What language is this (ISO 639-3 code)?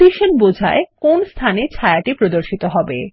ben